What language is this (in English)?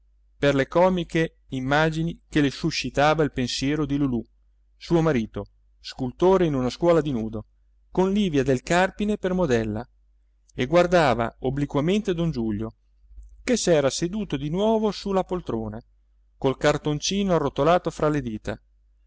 Italian